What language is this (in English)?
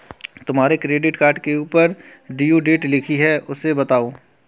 Hindi